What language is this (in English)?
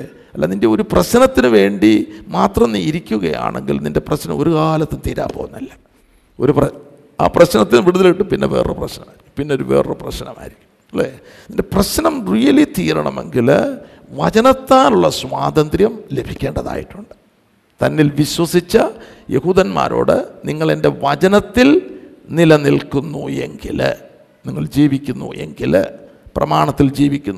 Malayalam